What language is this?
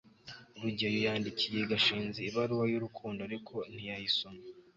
Kinyarwanda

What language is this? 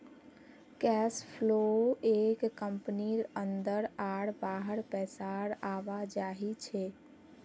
Magahi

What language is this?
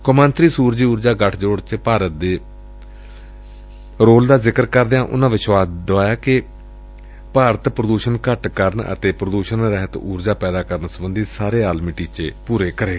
Punjabi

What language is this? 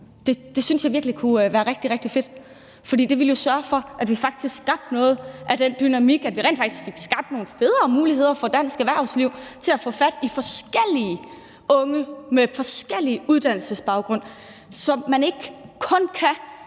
Danish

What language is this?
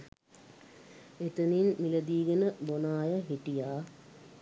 Sinhala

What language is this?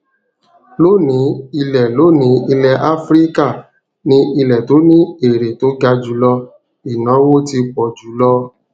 Yoruba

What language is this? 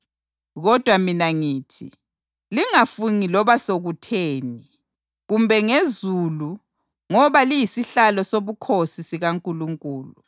North Ndebele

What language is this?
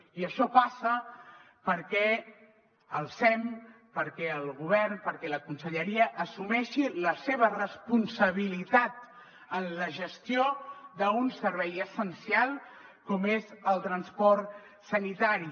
Catalan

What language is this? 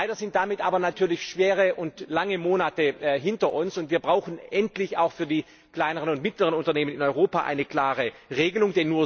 German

